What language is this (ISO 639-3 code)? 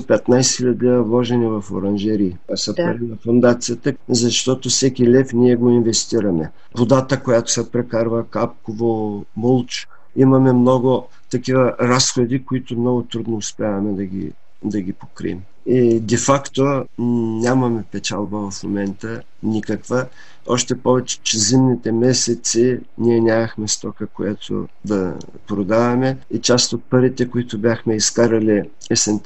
bul